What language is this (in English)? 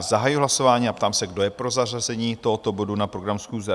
Czech